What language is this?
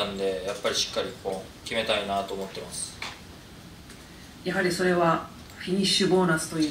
Japanese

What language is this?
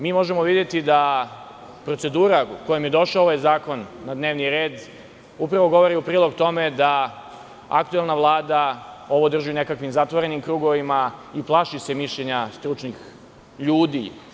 Serbian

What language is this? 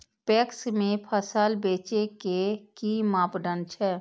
Maithili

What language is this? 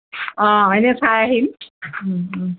Assamese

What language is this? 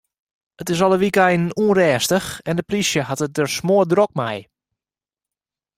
Western Frisian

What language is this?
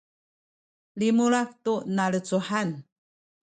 Sakizaya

